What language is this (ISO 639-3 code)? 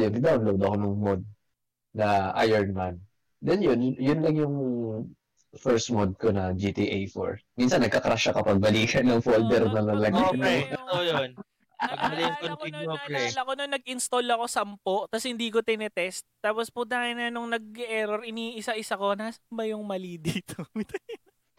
fil